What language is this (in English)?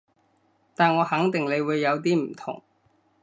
Cantonese